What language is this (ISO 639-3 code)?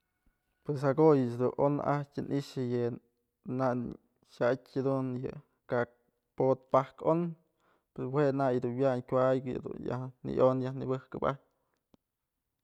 mzl